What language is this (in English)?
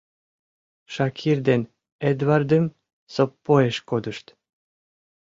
Mari